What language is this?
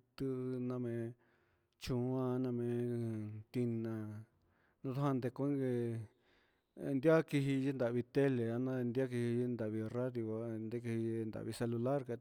Huitepec Mixtec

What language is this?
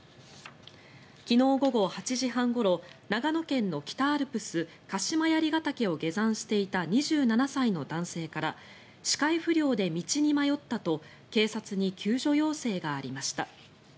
Japanese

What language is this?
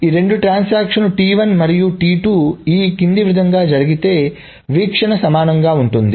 Telugu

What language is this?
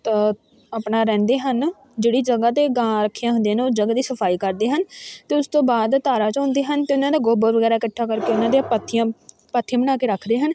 Punjabi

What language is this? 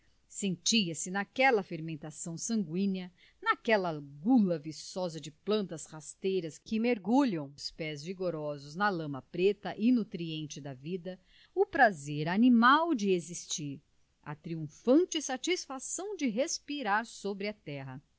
Portuguese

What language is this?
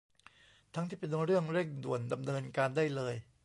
Thai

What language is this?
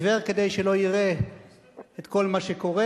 Hebrew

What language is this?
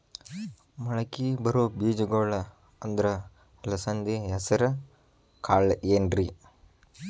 Kannada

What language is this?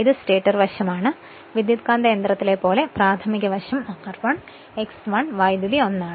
Malayalam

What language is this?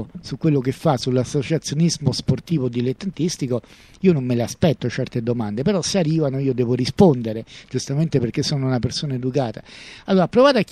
Italian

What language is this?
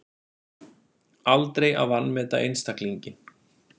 Icelandic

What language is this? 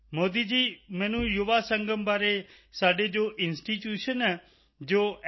Punjabi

